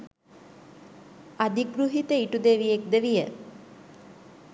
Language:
Sinhala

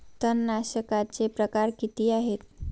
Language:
Marathi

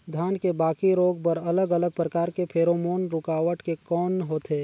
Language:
Chhattisgarhi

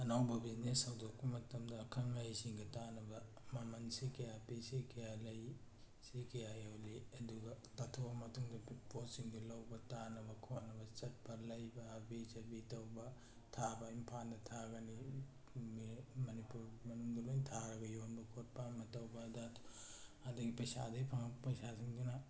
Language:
Manipuri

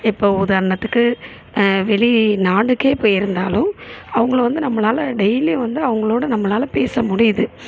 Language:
Tamil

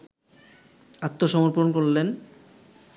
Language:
Bangla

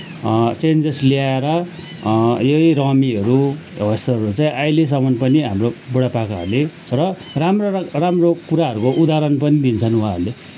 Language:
Nepali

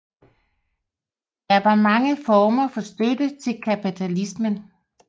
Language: Danish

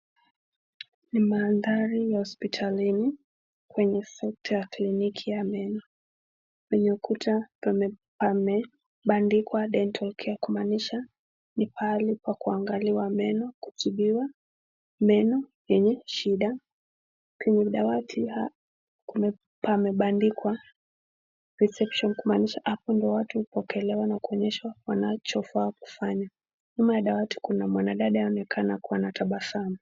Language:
Swahili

